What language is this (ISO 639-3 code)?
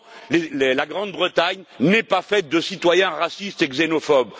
fra